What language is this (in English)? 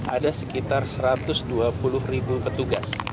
Indonesian